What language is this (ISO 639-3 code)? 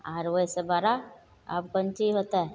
mai